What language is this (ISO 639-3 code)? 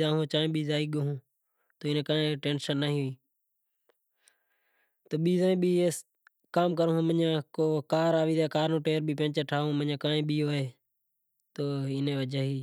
gjk